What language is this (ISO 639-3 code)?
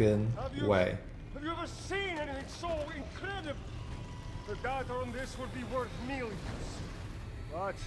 pol